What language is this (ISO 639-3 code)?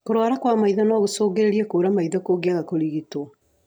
kik